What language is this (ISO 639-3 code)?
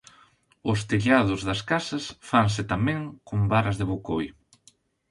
glg